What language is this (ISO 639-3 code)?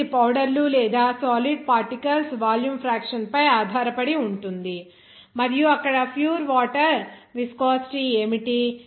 tel